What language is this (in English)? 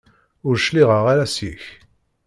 Kabyle